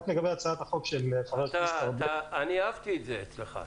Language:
Hebrew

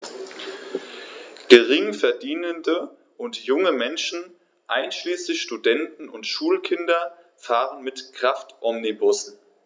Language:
German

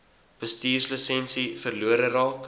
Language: Afrikaans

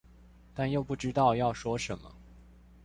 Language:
Chinese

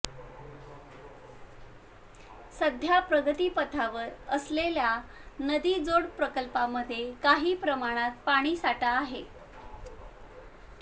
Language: Marathi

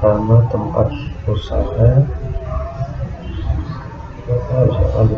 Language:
Indonesian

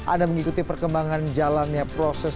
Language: Indonesian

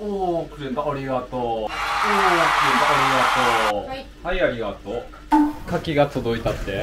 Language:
Japanese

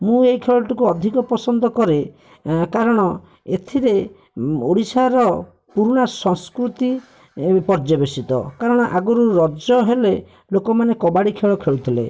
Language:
Odia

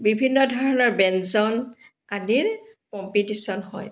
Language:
Assamese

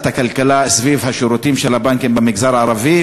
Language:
Hebrew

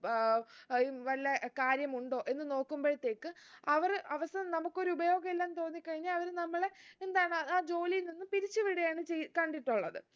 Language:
Malayalam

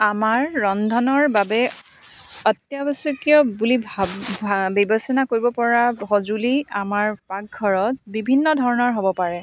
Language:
Assamese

